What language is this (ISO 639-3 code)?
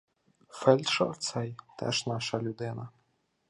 ukr